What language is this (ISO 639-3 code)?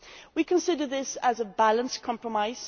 eng